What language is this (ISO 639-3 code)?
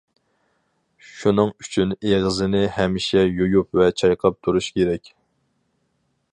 uig